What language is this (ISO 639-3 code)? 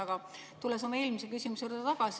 est